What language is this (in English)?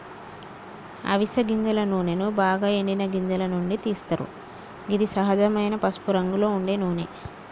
Telugu